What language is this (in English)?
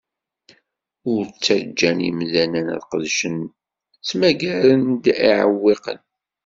Kabyle